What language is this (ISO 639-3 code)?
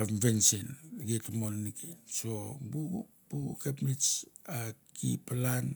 tbf